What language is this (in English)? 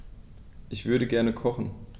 German